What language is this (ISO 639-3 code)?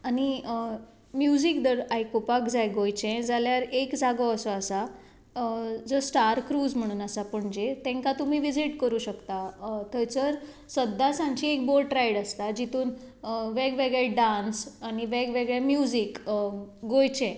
kok